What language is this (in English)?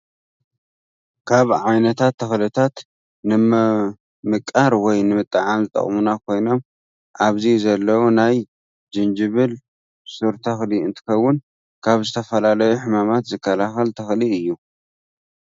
Tigrinya